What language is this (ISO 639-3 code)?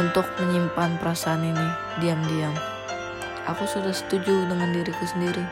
ind